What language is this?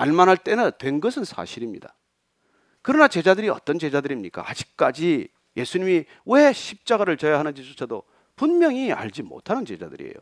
Korean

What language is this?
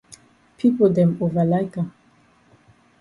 Cameroon Pidgin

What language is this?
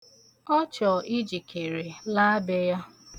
Igbo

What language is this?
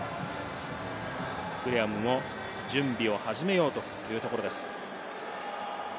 Japanese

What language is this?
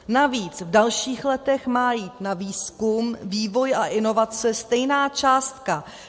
Czech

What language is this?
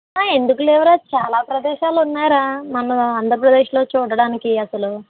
Telugu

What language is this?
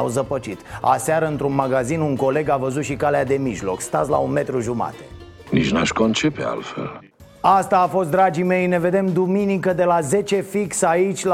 Romanian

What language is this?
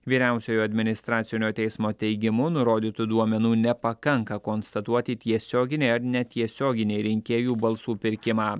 Lithuanian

